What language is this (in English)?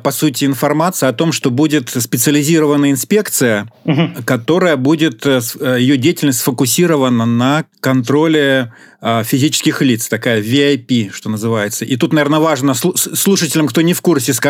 Russian